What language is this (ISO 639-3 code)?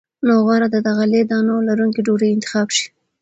pus